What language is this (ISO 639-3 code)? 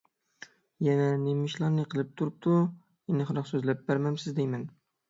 uig